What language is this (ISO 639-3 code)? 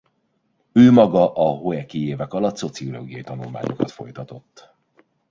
hun